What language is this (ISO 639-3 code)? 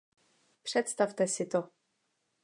ces